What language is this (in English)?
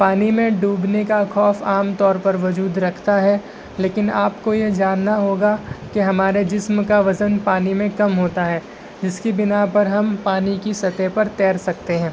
Urdu